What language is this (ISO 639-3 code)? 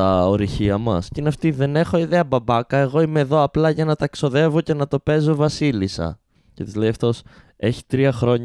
ell